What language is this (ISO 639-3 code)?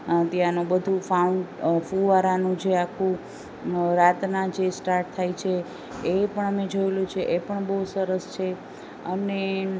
guj